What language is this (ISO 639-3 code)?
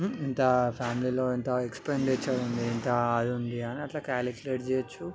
tel